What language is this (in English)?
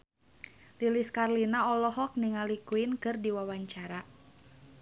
Sundanese